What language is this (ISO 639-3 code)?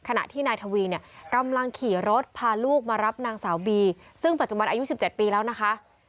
tha